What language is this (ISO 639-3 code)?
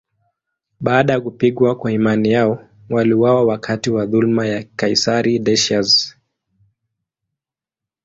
swa